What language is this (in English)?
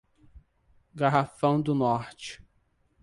Portuguese